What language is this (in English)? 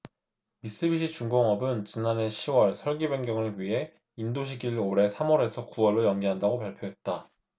Korean